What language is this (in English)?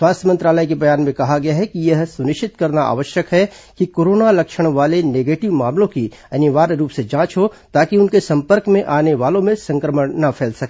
Hindi